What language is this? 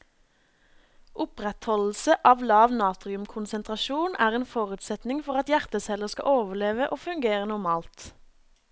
Norwegian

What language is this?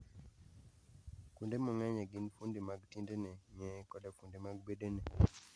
Luo (Kenya and Tanzania)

